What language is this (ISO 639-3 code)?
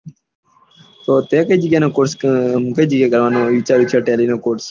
guj